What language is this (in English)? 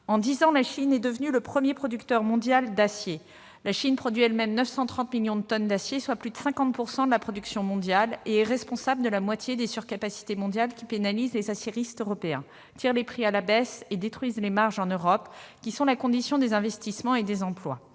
French